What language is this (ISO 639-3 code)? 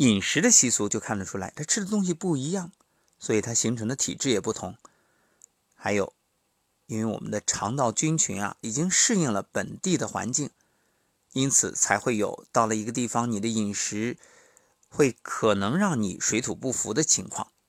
zho